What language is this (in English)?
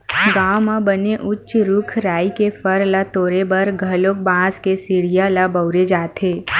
Chhattisgarhi